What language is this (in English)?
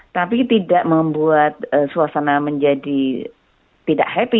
Indonesian